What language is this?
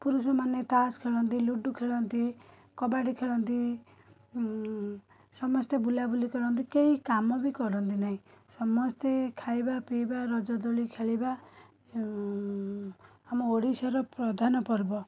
Odia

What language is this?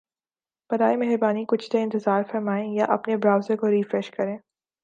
Urdu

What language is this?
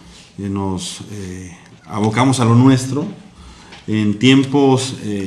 Spanish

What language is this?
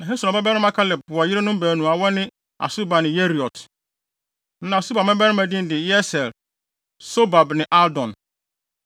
Akan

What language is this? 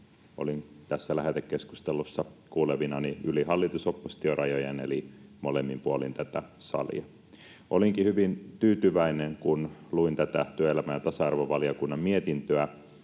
Finnish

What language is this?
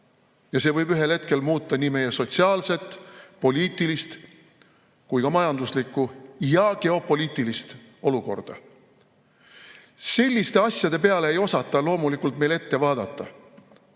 Estonian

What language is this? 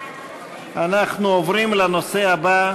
Hebrew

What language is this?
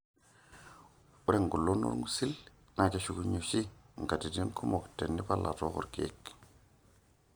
Masai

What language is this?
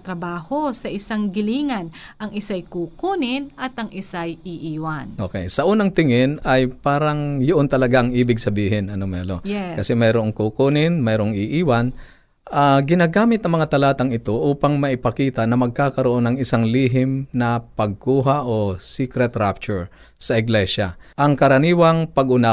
Filipino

